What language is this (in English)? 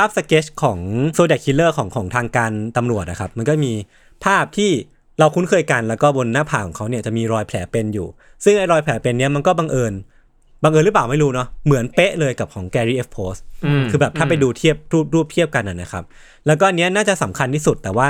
Thai